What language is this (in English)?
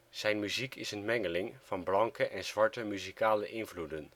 Dutch